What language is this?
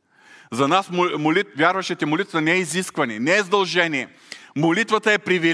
Bulgarian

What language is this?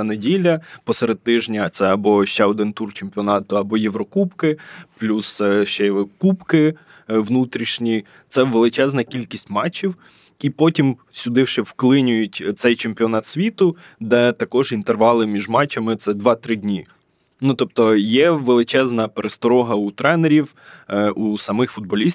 Ukrainian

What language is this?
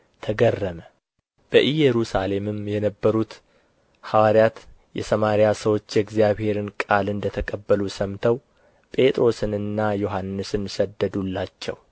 Amharic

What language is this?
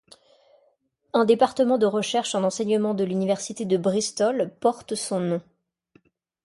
French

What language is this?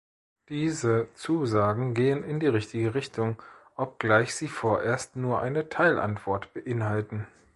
German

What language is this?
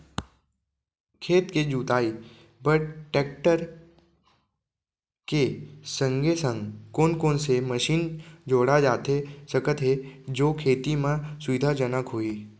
Chhattisgarhi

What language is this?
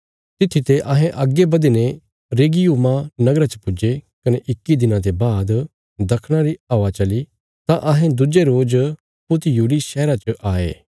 Bilaspuri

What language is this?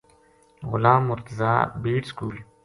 Gujari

